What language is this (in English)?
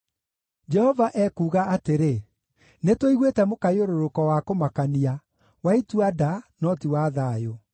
Kikuyu